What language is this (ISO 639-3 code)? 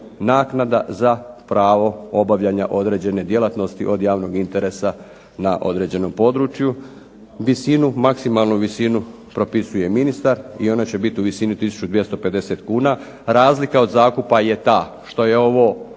hrv